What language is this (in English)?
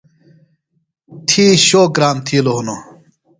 Phalura